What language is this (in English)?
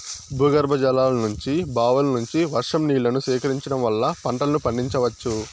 Telugu